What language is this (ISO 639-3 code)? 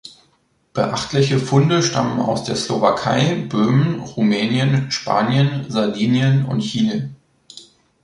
deu